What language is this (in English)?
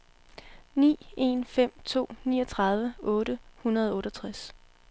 Danish